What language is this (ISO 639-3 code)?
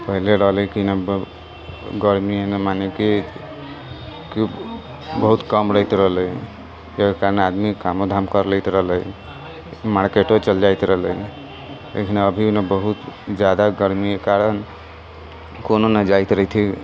mai